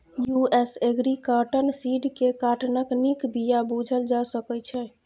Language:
Maithili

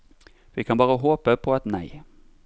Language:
Norwegian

